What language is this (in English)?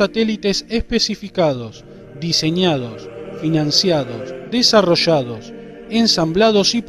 Spanish